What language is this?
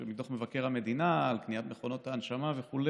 Hebrew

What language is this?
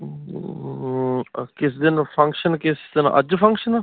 Punjabi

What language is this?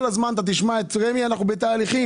Hebrew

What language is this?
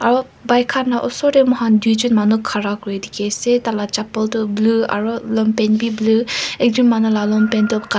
Naga Pidgin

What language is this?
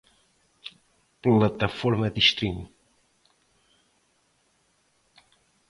Portuguese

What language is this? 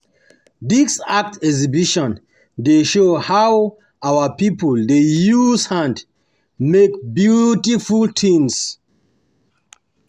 Nigerian Pidgin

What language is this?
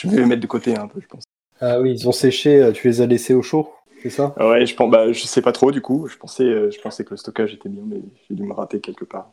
French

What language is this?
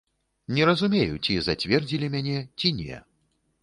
Belarusian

